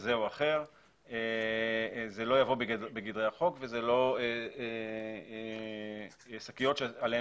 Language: Hebrew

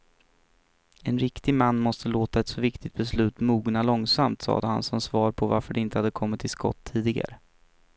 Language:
Swedish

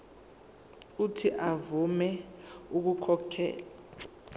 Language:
Zulu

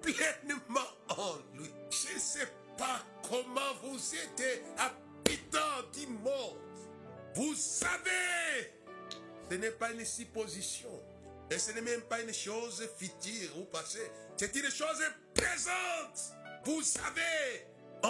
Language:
French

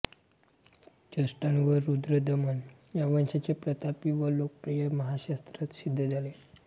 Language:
Marathi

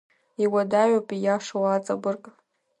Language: Abkhazian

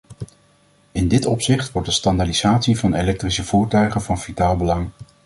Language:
Dutch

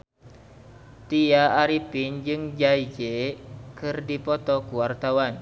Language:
Sundanese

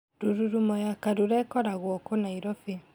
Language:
Kikuyu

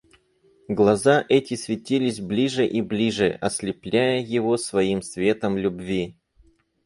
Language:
Russian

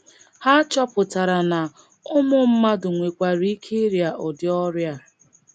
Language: Igbo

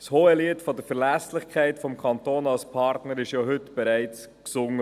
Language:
Swiss German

